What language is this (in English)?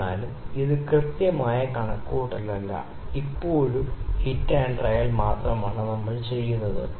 Malayalam